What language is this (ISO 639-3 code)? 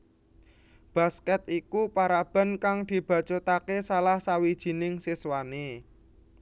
jav